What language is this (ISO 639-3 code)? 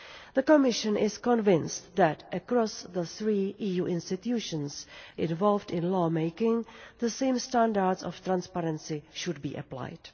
eng